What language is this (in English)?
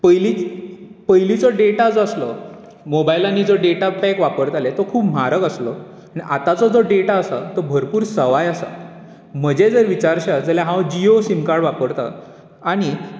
Konkani